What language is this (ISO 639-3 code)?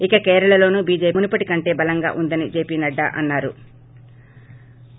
tel